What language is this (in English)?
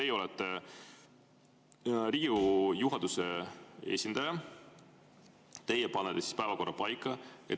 Estonian